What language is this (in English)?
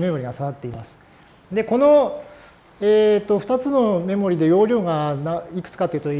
Japanese